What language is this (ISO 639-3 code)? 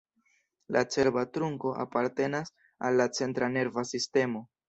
epo